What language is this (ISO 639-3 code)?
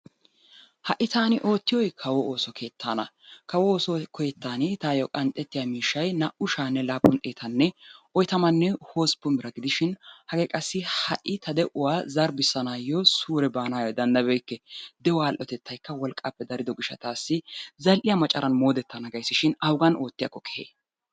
wal